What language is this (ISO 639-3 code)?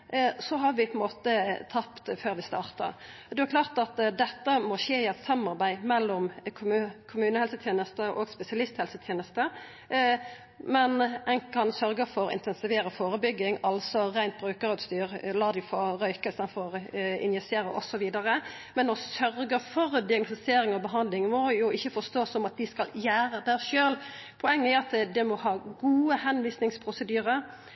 nno